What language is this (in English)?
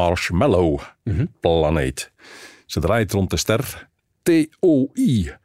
Dutch